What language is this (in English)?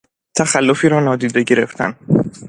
Persian